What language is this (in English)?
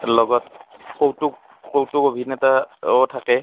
Assamese